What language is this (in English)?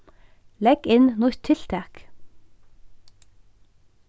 Faroese